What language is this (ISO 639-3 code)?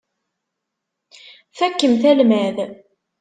kab